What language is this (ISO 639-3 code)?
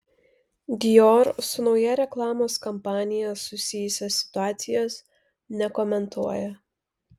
lit